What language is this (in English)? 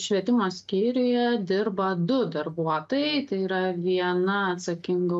Lithuanian